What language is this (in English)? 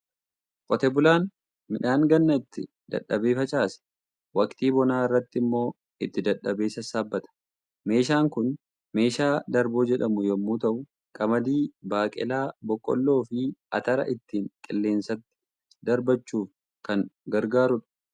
Oromo